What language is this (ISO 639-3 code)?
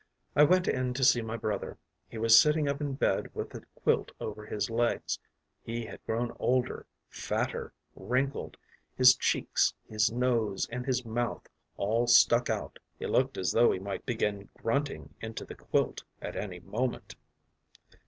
eng